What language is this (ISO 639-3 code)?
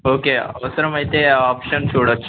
tel